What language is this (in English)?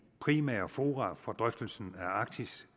Danish